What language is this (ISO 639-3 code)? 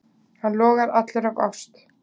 isl